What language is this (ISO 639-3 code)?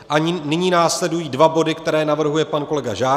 ces